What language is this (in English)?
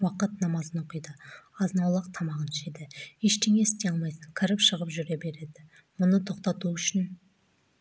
Kazakh